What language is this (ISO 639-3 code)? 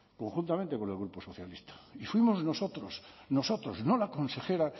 spa